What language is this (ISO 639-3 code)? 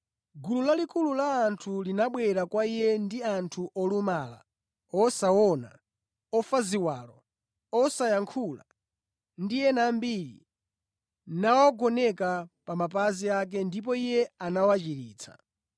nya